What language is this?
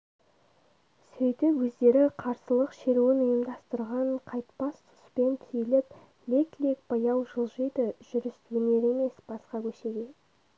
Kazakh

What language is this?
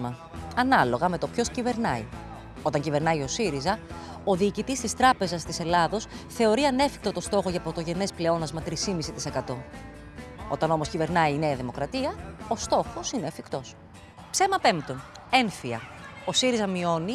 Greek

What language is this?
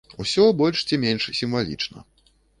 Belarusian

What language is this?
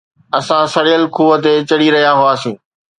Sindhi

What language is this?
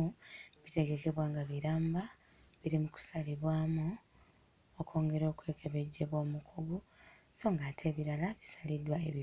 Ganda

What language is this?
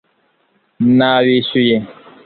Kinyarwanda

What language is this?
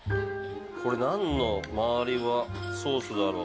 Japanese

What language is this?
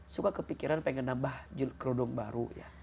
Indonesian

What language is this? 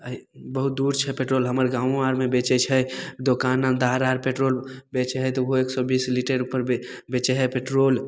Maithili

